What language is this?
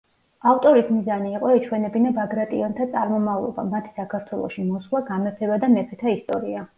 Georgian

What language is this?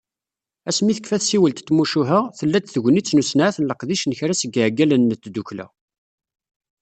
Kabyle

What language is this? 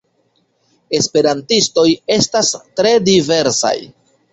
Esperanto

